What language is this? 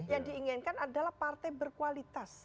Indonesian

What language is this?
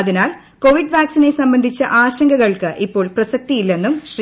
Malayalam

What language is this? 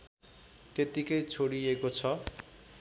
Nepali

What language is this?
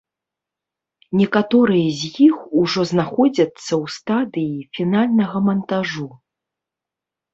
Belarusian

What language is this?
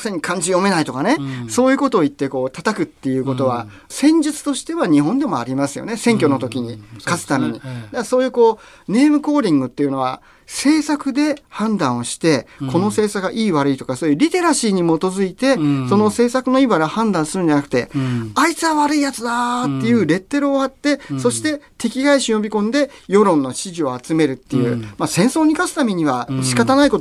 Japanese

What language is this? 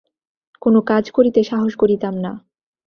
Bangla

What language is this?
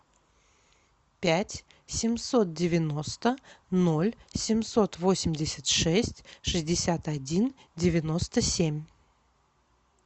Russian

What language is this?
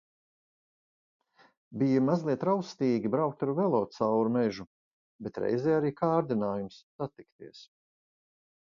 Latvian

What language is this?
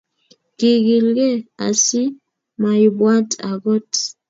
Kalenjin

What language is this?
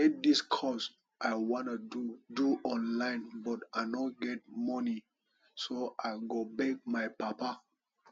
Nigerian Pidgin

